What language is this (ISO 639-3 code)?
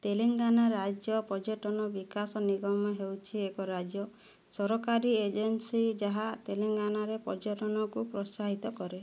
ori